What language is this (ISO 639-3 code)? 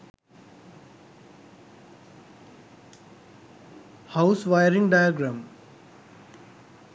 sin